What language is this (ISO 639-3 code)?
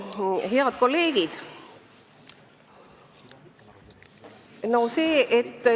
est